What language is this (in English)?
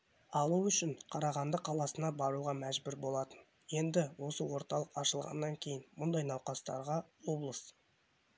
Kazakh